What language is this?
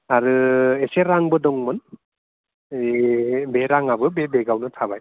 Bodo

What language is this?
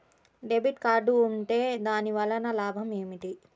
Telugu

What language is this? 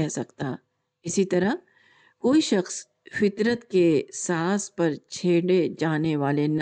Urdu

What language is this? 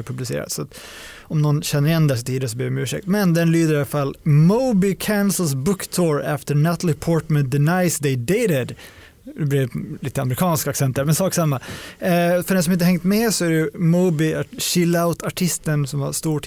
Swedish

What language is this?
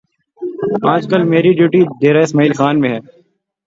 Urdu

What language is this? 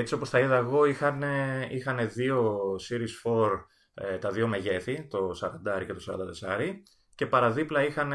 Greek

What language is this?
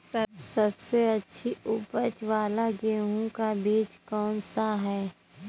Hindi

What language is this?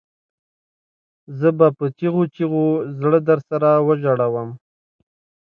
Pashto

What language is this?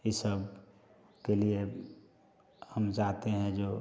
Hindi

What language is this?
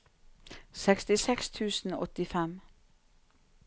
Norwegian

